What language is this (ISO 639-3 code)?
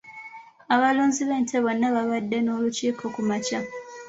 lug